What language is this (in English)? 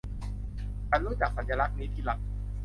Thai